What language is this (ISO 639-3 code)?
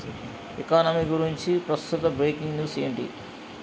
tel